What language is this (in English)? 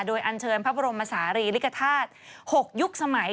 Thai